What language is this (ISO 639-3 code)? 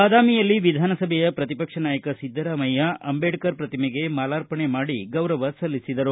kan